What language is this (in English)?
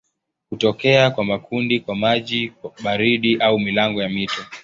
Swahili